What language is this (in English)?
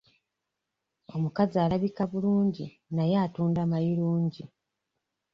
Ganda